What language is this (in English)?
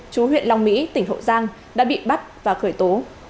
Vietnamese